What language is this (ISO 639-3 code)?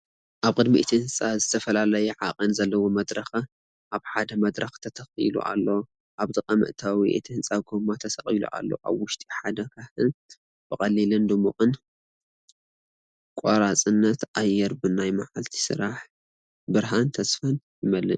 tir